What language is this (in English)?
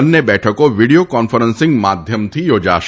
Gujarati